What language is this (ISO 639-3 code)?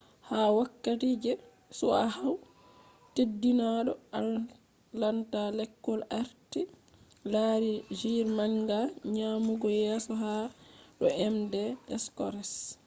ful